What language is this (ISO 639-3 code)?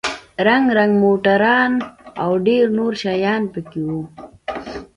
pus